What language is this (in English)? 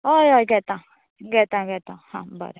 Konkani